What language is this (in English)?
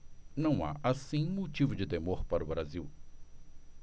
Portuguese